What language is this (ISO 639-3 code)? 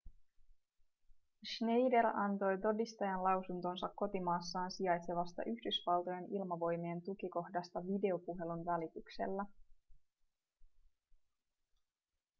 fin